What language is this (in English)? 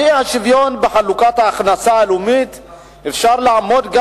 Hebrew